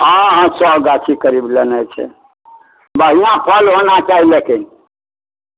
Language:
Maithili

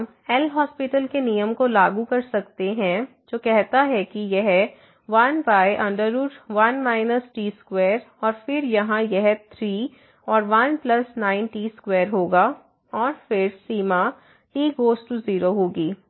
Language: Hindi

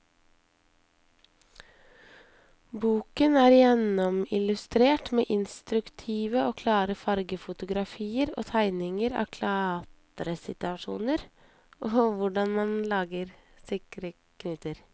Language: Norwegian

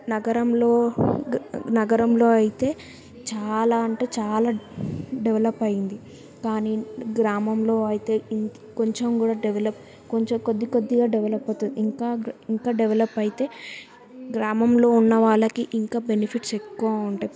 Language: Telugu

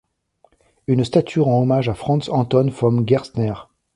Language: French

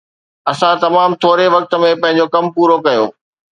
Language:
Sindhi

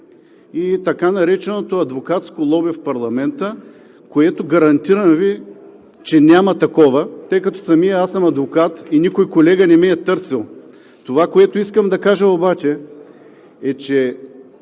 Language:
Bulgarian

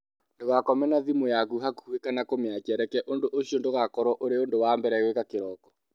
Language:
Kikuyu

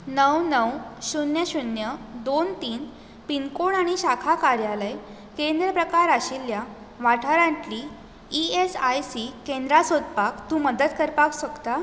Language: Konkani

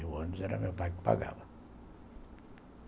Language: Portuguese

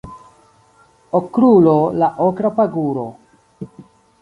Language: Esperanto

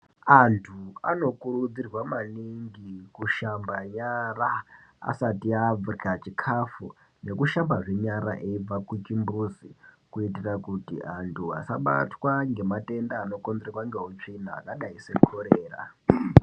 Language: Ndau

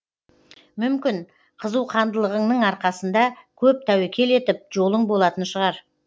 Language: Kazakh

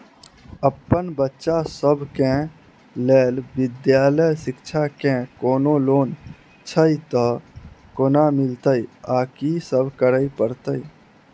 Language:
Maithili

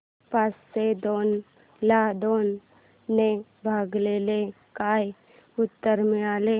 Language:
Marathi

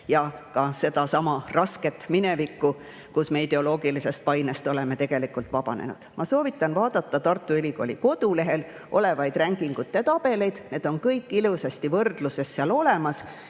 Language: Estonian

